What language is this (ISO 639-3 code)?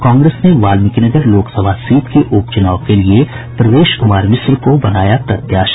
hin